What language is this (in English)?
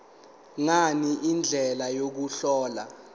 Zulu